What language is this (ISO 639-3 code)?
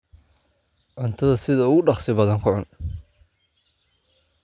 som